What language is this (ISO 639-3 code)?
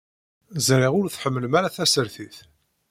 kab